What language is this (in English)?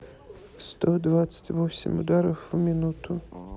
Russian